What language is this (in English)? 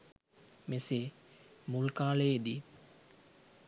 Sinhala